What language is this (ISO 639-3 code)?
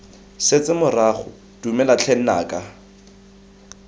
tsn